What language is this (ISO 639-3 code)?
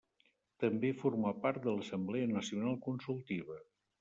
cat